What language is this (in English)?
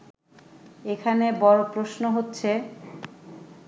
Bangla